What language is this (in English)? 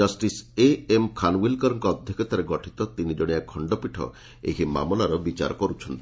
Odia